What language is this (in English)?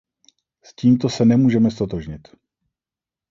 Czech